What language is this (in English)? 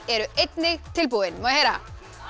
Icelandic